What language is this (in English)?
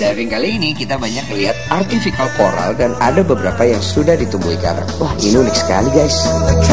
Indonesian